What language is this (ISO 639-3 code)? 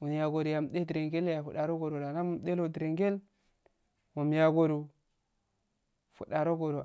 aal